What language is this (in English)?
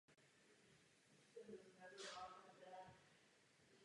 Czech